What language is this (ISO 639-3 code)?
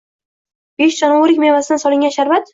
uzb